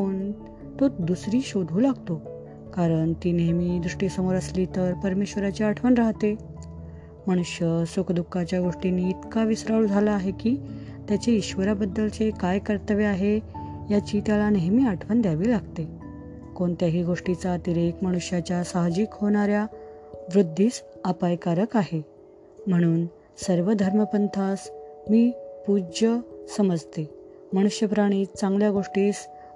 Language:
Marathi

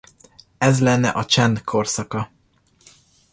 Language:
Hungarian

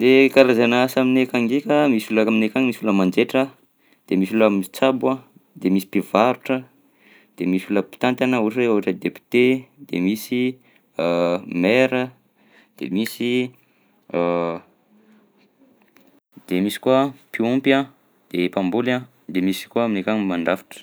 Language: Southern Betsimisaraka Malagasy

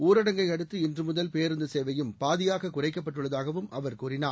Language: Tamil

